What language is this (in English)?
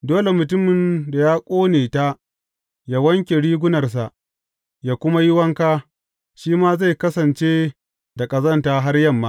Hausa